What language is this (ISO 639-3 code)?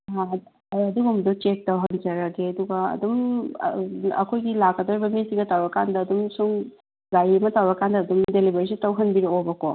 mni